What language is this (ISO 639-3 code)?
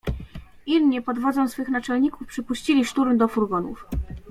pol